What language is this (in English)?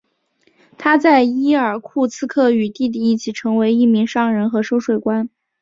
Chinese